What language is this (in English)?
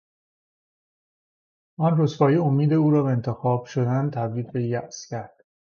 Persian